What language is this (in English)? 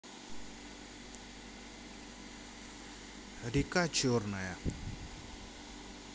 Russian